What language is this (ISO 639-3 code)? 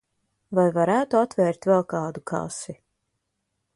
lav